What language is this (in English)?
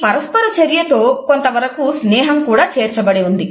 Telugu